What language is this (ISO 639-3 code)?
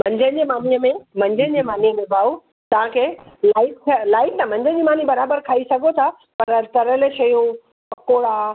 snd